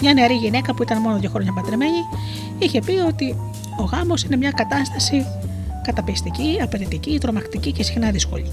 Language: Greek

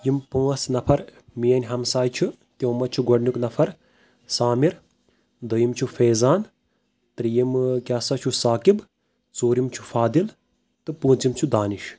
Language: Kashmiri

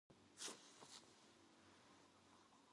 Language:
Korean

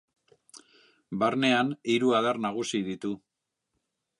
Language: Basque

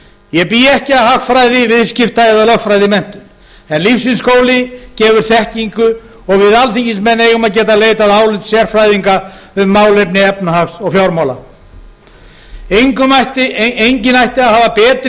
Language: Icelandic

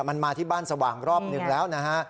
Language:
Thai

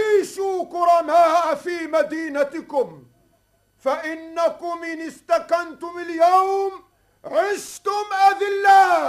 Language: Arabic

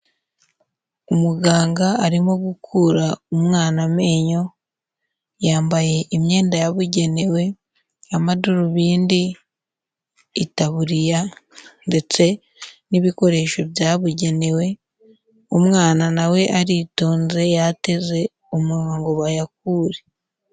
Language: Kinyarwanda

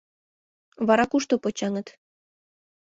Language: Mari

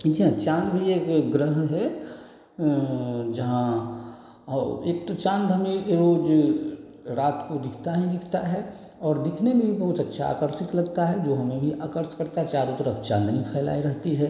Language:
Hindi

